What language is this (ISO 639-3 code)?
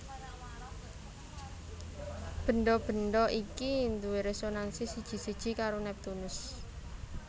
jav